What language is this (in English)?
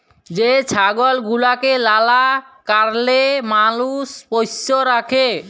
Bangla